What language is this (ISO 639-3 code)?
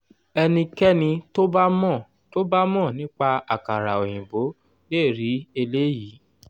yor